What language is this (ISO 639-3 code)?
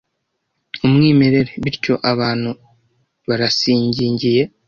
kin